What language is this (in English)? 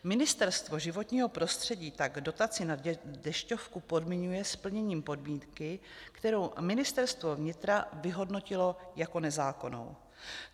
Czech